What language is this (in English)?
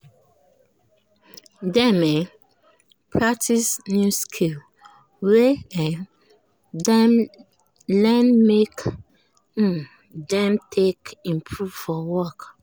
Nigerian Pidgin